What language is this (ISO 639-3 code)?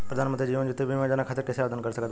bho